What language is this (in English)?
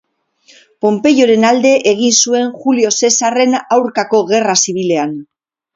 Basque